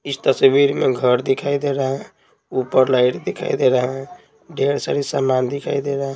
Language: Hindi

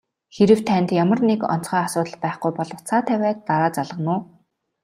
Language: Mongolian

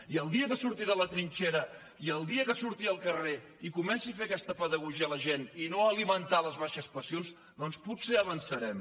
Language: Catalan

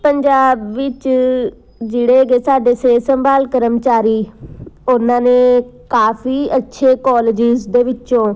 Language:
Punjabi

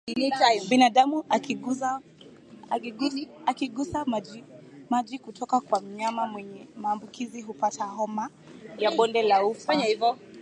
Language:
Swahili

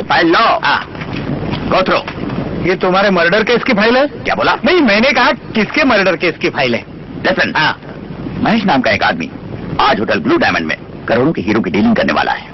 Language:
Hindi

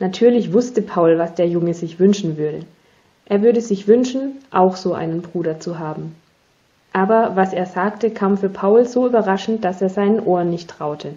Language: German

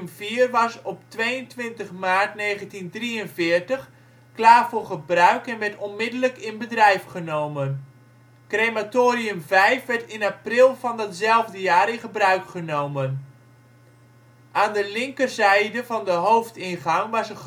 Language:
Dutch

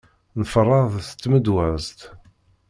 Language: Kabyle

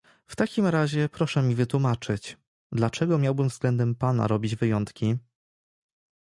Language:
Polish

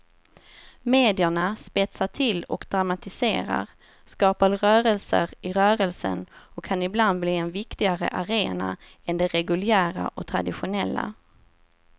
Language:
Swedish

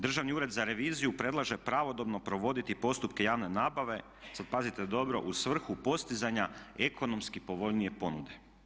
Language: Croatian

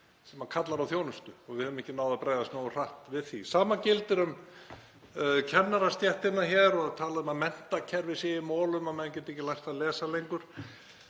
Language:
Icelandic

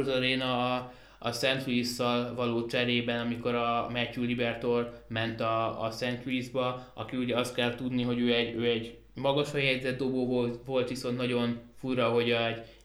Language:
Hungarian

